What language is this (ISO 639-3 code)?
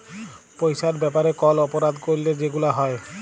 ben